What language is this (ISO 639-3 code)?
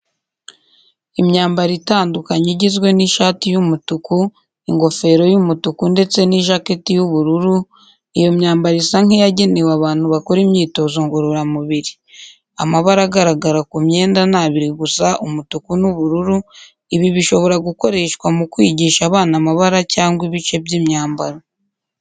kin